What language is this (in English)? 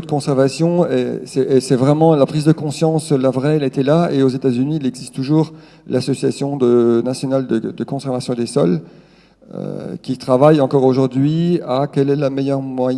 French